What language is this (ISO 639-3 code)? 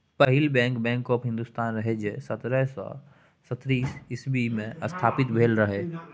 mai